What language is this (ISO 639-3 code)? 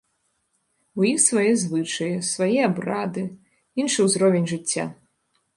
bel